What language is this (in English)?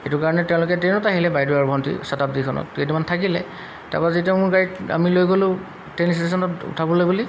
Assamese